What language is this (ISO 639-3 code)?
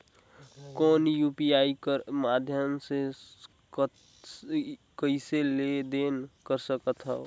hne